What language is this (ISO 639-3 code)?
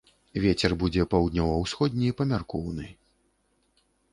bel